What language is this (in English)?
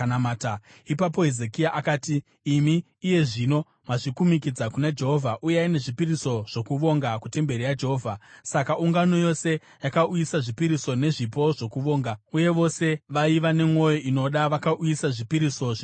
Shona